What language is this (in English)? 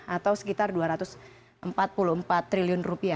Indonesian